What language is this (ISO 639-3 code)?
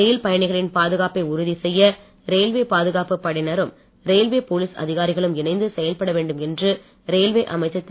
tam